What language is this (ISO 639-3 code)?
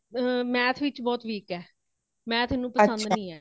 pan